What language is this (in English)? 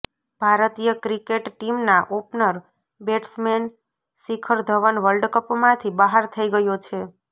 Gujarati